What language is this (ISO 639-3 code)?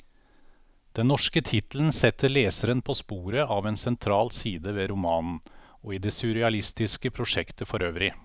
nor